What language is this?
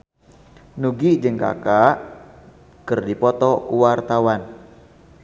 Sundanese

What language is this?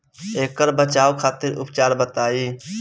Bhojpuri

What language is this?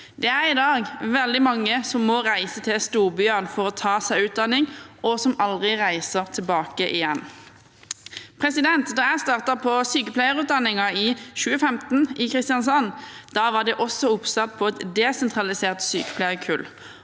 Norwegian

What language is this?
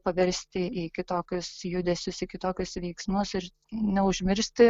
Lithuanian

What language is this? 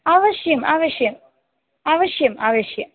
Sanskrit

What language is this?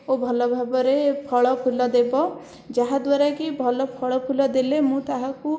Odia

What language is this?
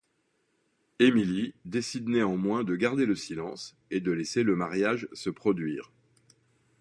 French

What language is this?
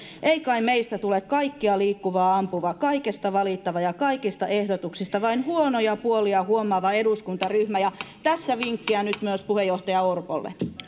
Finnish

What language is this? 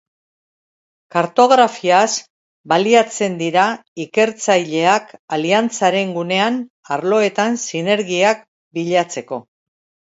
Basque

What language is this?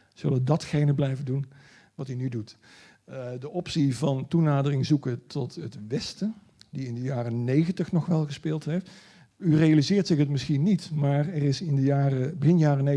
Dutch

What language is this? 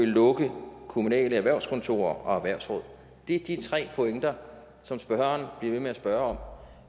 Danish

